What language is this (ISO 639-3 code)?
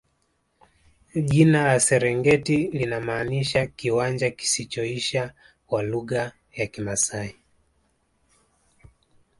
swa